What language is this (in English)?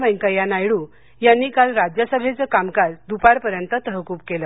Marathi